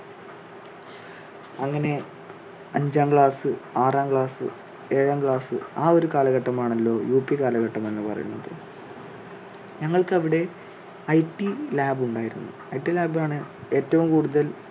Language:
Malayalam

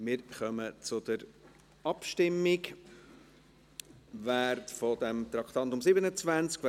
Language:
Swiss German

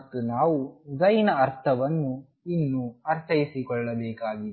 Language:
Kannada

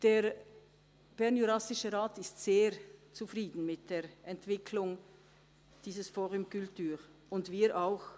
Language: Swiss German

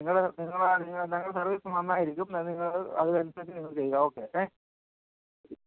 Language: Malayalam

